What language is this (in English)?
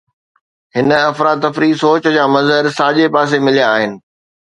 Sindhi